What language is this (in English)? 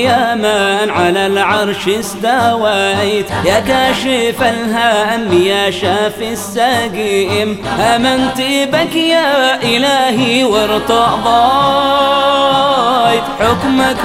Arabic